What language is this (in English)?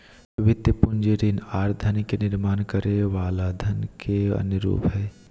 Magahi